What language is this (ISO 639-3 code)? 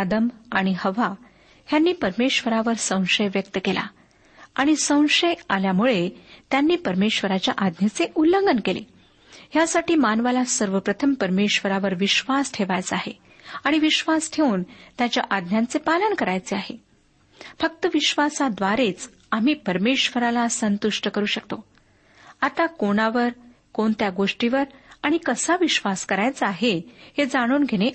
mar